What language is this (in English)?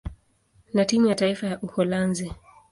Swahili